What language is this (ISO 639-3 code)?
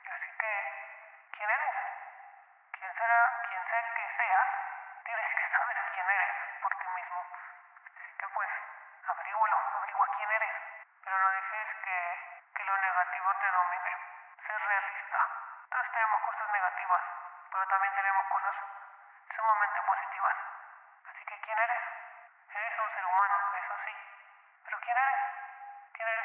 spa